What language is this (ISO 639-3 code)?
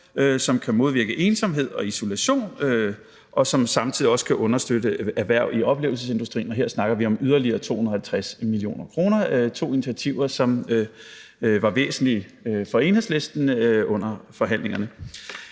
dan